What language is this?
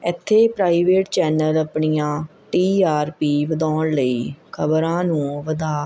Punjabi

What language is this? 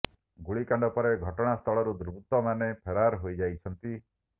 Odia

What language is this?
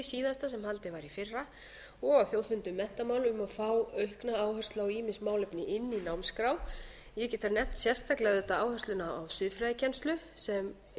Icelandic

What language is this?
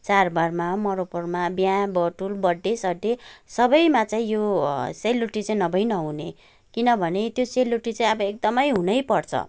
Nepali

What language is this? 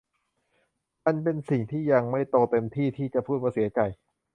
Thai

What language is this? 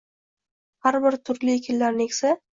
Uzbek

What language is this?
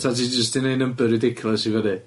Welsh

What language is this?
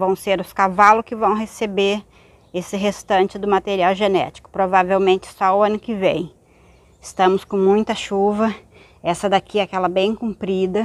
Portuguese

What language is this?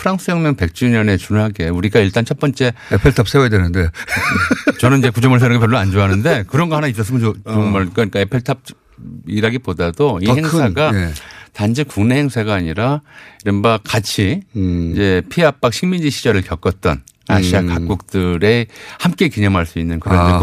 Korean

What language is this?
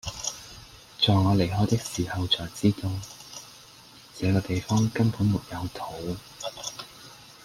Cantonese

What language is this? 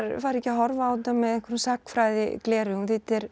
Icelandic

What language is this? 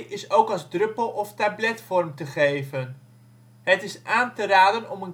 Dutch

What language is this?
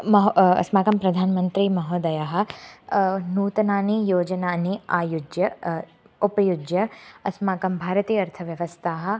Sanskrit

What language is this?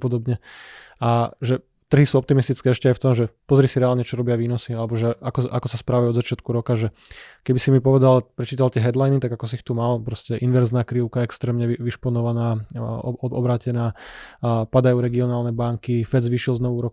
Slovak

